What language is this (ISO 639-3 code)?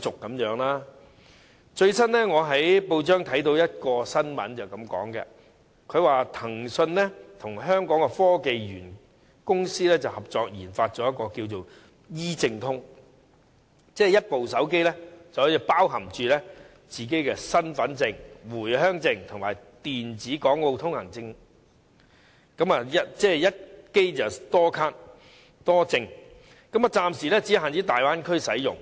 yue